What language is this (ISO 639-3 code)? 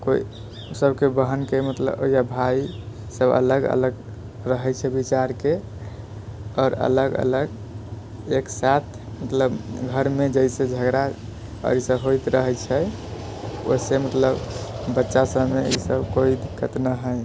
mai